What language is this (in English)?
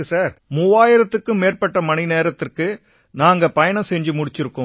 Tamil